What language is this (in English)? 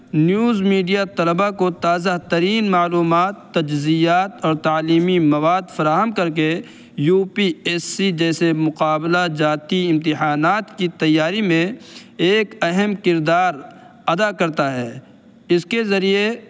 Urdu